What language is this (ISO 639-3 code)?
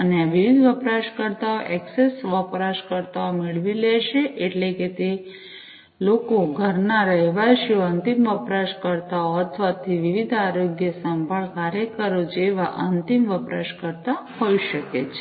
guj